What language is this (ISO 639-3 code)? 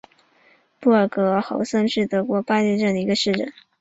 zho